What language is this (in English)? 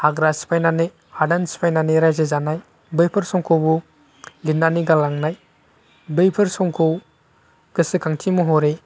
Bodo